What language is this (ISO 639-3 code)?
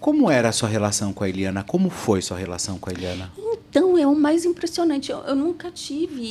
por